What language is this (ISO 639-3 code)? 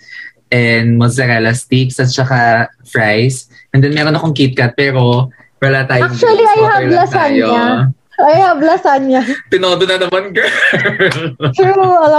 fil